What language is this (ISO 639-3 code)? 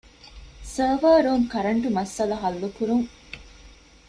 div